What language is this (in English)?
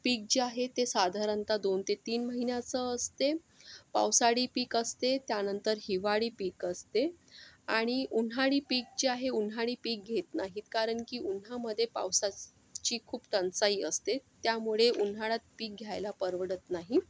Marathi